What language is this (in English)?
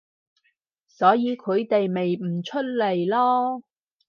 Cantonese